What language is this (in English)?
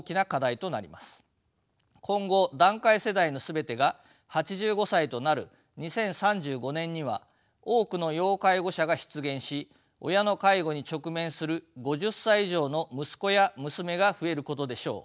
Japanese